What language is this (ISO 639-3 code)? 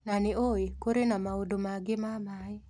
kik